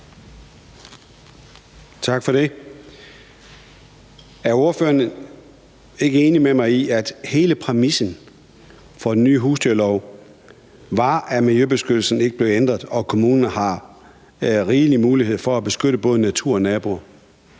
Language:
Danish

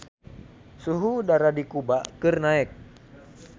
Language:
Sundanese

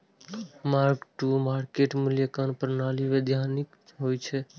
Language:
Maithili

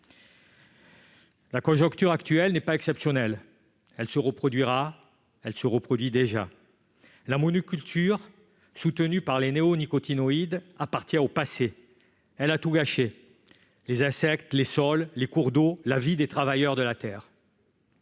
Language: French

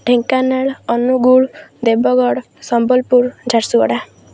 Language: Odia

